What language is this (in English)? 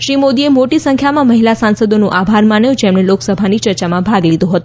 Gujarati